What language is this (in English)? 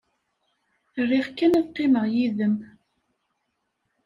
Kabyle